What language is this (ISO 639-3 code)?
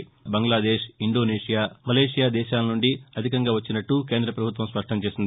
tel